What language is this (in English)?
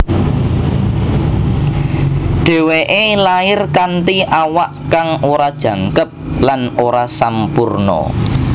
Javanese